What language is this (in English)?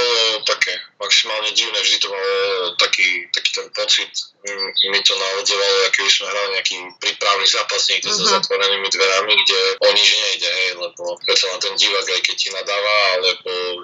Slovak